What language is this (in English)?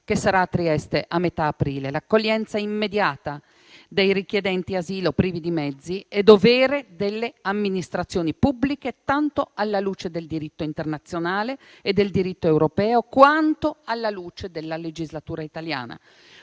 Italian